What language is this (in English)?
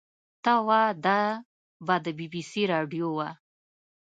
Pashto